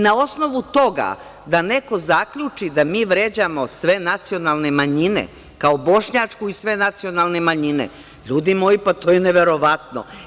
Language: Serbian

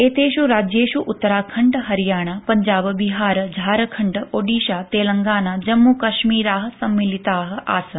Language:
Sanskrit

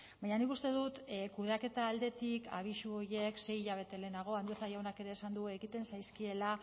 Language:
Basque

